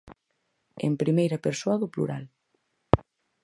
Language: Galician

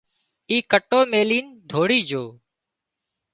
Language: Wadiyara Koli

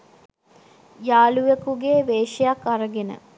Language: Sinhala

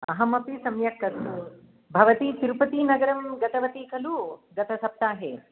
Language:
Sanskrit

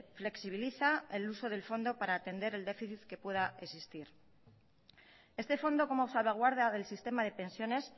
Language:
Spanish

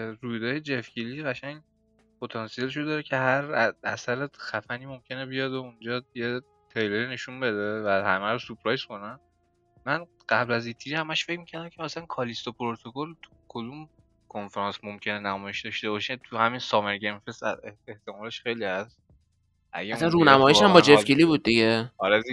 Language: Persian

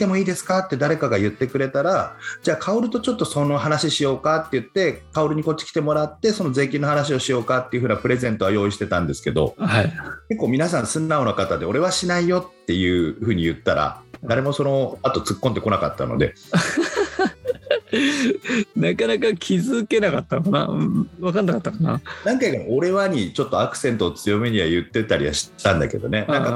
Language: Japanese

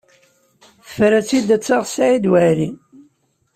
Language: Kabyle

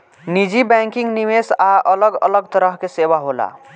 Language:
Bhojpuri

